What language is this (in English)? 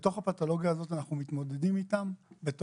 Hebrew